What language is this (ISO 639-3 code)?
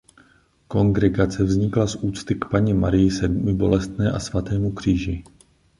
ces